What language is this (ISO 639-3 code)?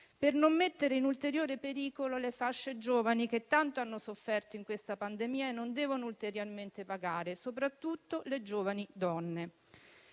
ita